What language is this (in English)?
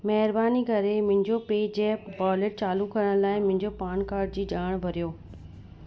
Sindhi